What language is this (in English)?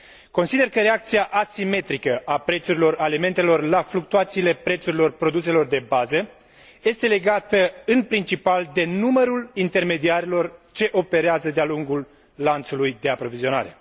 Romanian